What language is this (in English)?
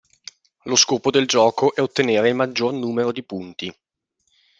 Italian